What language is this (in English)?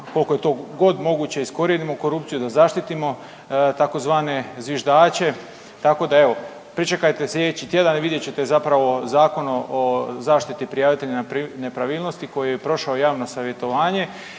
Croatian